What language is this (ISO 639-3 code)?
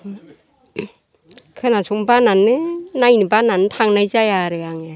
brx